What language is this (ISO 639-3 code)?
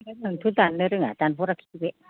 brx